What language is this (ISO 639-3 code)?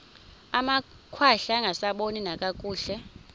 xho